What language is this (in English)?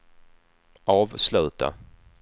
Swedish